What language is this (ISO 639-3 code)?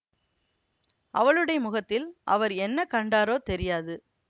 tam